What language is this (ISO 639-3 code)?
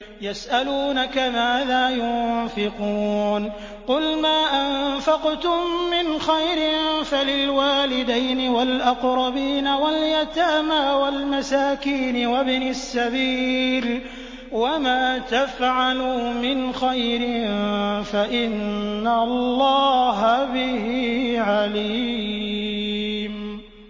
ara